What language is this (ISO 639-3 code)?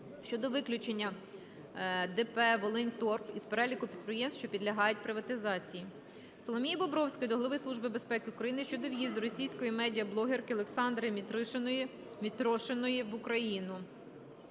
ukr